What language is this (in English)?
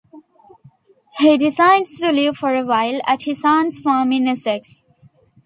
English